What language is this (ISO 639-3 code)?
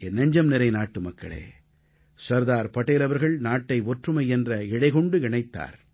tam